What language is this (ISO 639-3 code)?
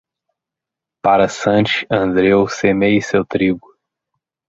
por